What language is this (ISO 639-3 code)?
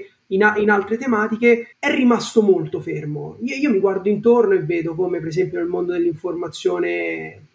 ita